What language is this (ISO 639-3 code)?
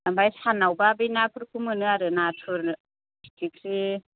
brx